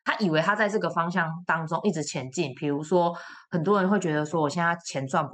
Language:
Chinese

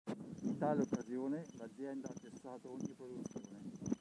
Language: Italian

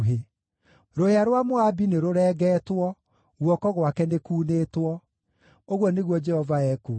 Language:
Kikuyu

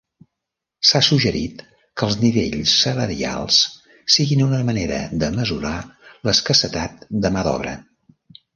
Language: Catalan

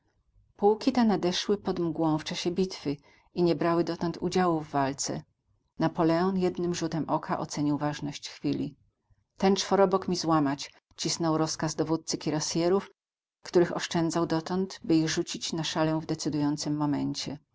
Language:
Polish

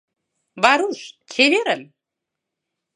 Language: Mari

